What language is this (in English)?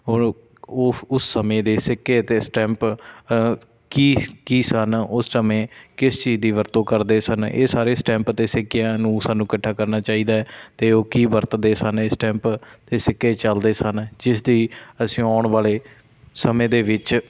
Punjabi